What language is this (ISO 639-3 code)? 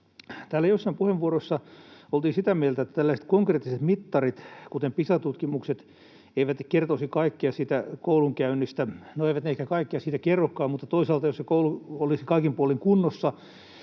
fin